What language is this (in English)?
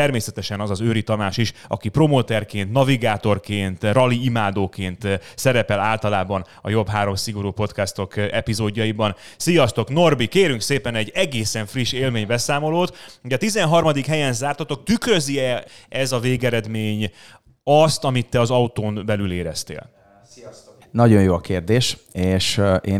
Hungarian